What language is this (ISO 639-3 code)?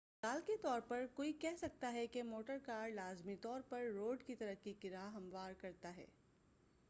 urd